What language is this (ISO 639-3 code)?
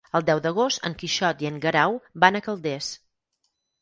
cat